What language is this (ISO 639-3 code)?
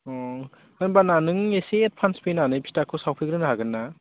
brx